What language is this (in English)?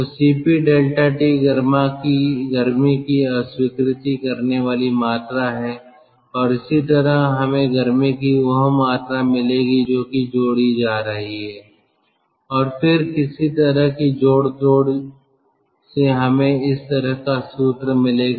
Hindi